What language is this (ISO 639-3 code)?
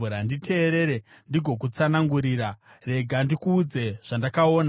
sna